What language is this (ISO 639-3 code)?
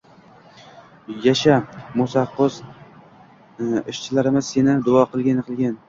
uzb